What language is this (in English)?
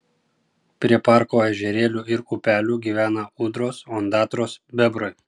Lithuanian